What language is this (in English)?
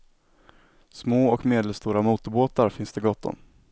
Swedish